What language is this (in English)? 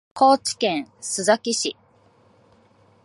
Japanese